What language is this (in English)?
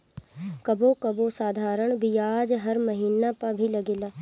Bhojpuri